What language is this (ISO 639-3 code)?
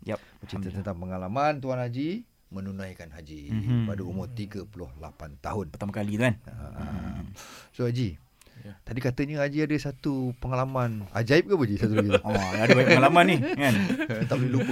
msa